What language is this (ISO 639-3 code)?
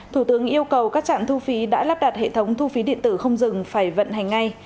vie